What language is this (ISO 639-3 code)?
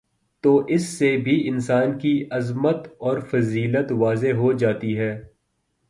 urd